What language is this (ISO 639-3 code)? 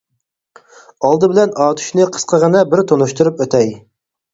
uig